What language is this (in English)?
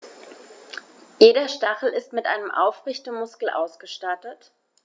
German